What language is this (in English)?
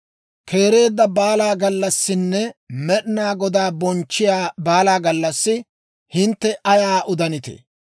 Dawro